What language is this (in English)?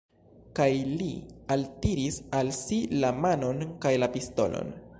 Esperanto